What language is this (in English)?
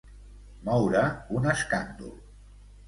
Catalan